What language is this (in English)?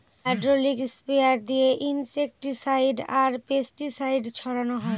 Bangla